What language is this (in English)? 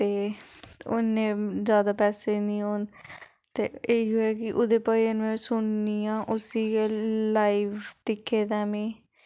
Dogri